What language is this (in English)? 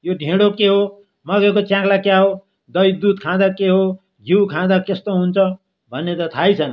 Nepali